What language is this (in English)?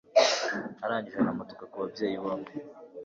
Kinyarwanda